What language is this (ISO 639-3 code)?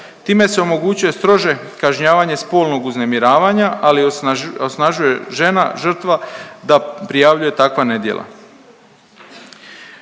hrv